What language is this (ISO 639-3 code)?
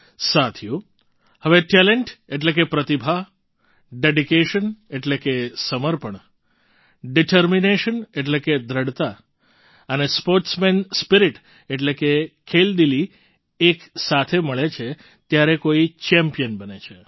guj